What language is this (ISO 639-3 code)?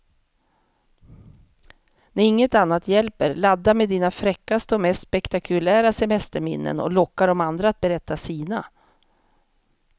swe